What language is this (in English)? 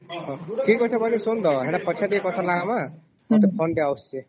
Odia